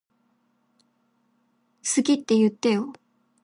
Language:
Japanese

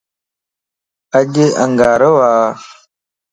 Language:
Lasi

